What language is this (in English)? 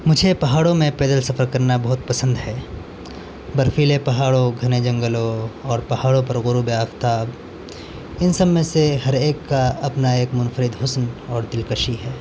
Urdu